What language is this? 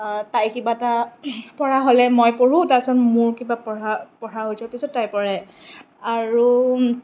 Assamese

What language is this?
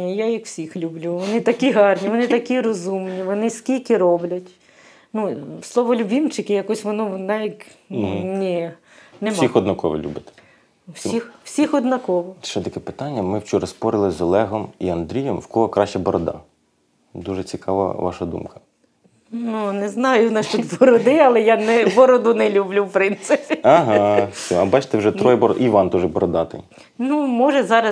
Ukrainian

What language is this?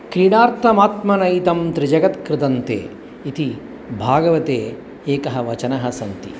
Sanskrit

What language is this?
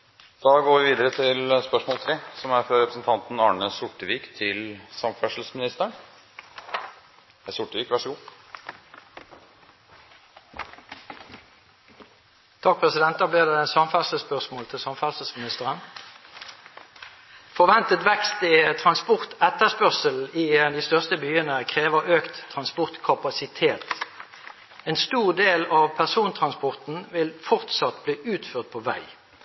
Norwegian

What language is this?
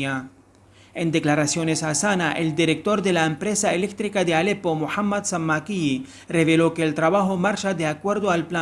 Spanish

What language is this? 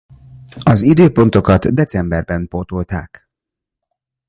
Hungarian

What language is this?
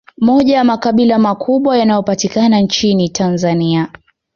Swahili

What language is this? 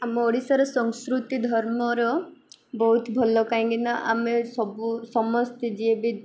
Odia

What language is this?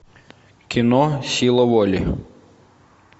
Russian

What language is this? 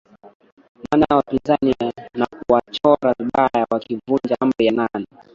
Swahili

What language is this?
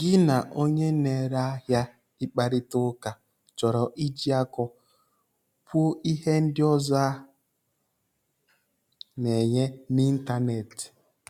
Igbo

